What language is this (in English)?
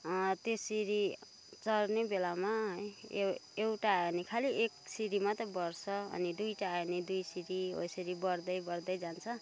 Nepali